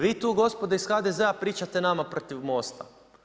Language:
Croatian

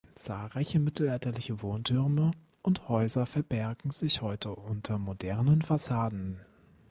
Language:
German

